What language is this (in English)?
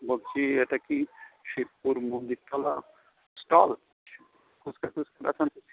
Bangla